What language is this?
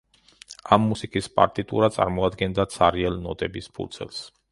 Georgian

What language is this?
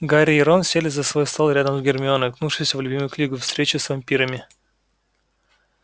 Russian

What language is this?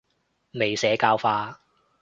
Cantonese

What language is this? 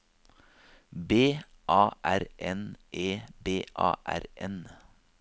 Norwegian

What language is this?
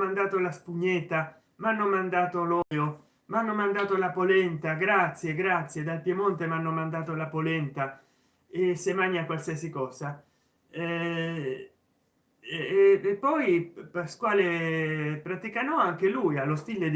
Italian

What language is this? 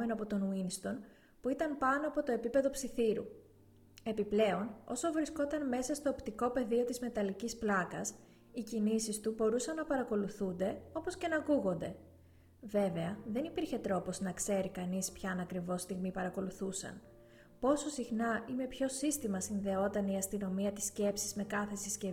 Greek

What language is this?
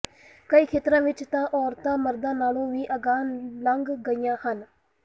Punjabi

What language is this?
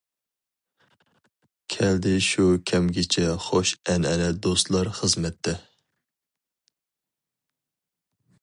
Uyghur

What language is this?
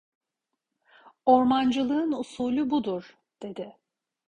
Turkish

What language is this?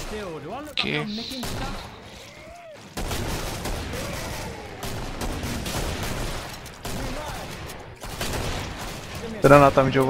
Polish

